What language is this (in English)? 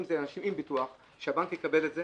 Hebrew